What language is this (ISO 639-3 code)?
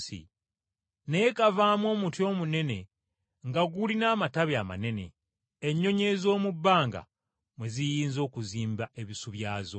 lug